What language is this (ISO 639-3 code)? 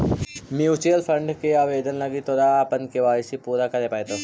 mag